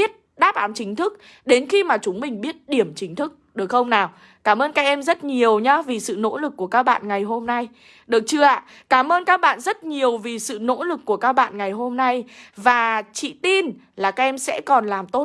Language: Vietnamese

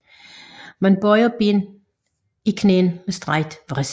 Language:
Danish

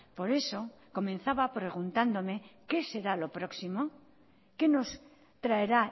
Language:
Spanish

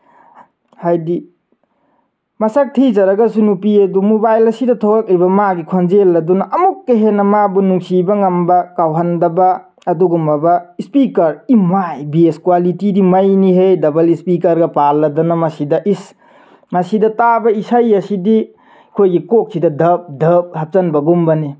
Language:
Manipuri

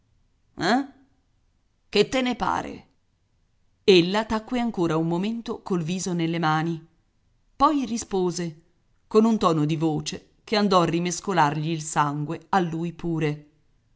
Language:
Italian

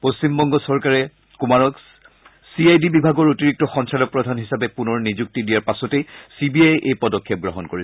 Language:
Assamese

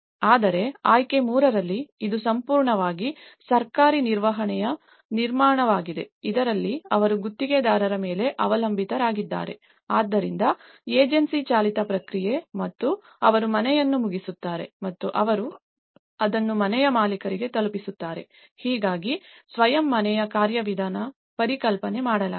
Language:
Kannada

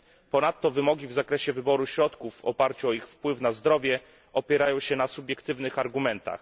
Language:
Polish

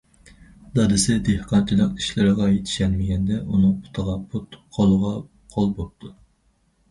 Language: Uyghur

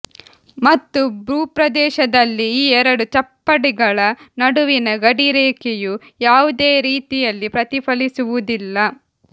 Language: Kannada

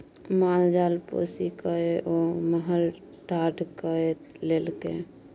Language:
Maithili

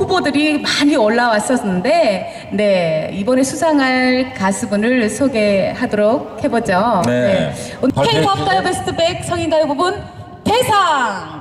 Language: Korean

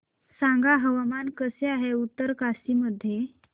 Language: Marathi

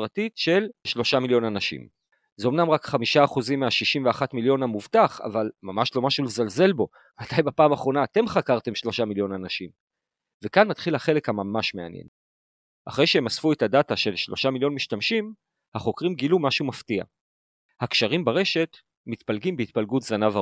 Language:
Hebrew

